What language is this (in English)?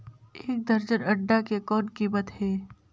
Chhattisgarhi